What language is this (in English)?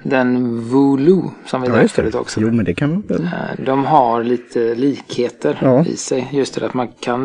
Swedish